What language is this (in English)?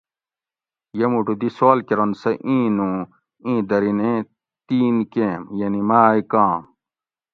Gawri